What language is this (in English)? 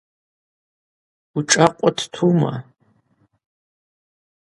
Abaza